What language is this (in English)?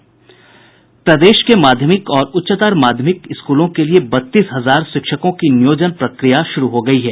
Hindi